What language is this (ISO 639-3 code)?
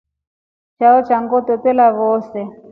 rof